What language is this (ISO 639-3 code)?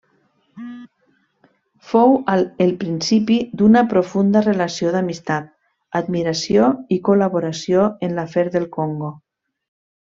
cat